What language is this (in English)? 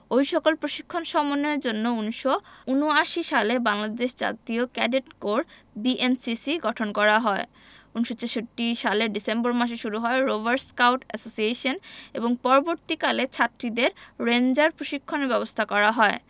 Bangla